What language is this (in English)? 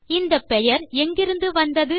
Tamil